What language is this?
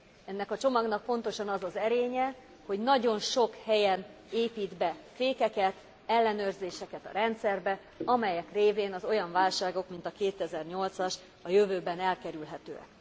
Hungarian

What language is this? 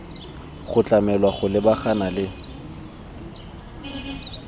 Tswana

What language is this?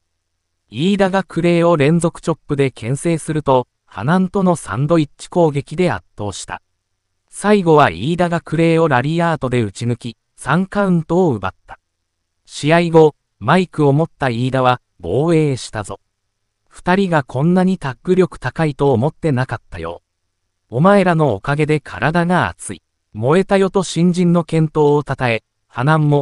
Japanese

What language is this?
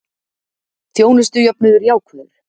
Icelandic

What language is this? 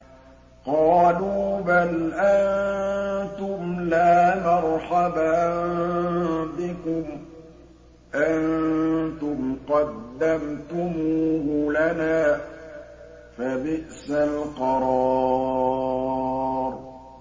Arabic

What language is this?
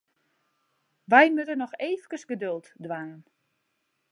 Western Frisian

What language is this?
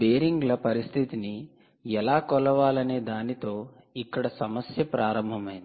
Telugu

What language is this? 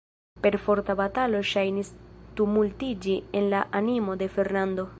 Esperanto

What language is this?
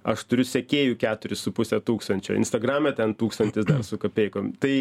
Lithuanian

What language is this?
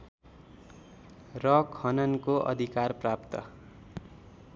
Nepali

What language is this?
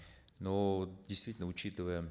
Kazakh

